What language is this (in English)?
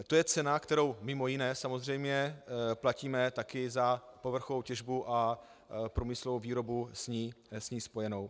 Czech